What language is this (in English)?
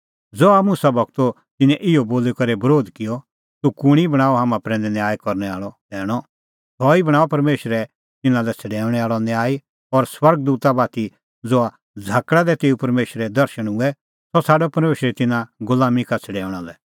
Kullu Pahari